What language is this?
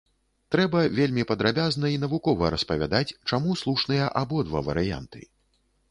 Belarusian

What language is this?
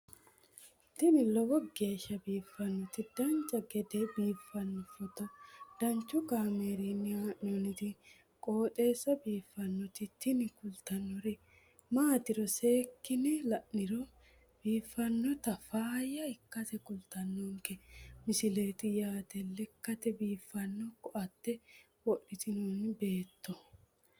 Sidamo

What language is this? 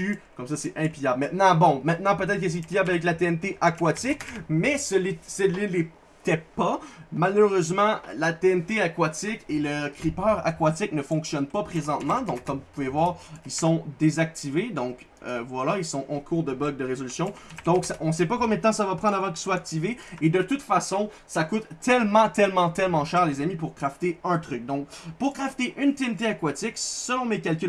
French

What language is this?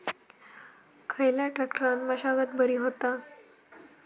Marathi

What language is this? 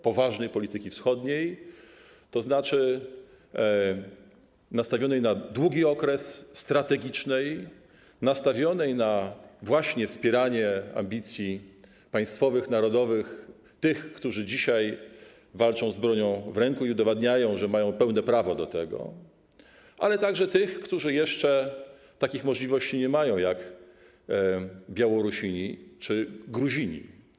Polish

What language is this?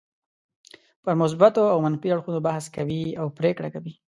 Pashto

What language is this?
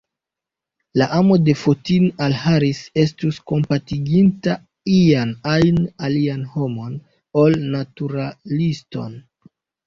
Esperanto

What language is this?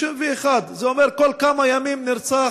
Hebrew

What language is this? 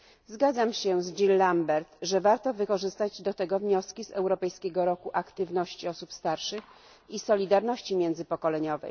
Polish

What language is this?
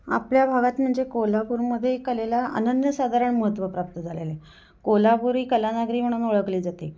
Marathi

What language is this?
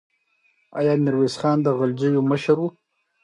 Pashto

